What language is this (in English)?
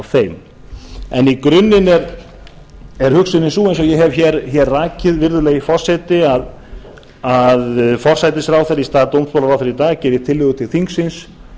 Icelandic